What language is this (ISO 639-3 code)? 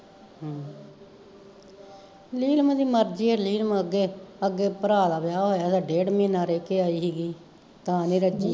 pan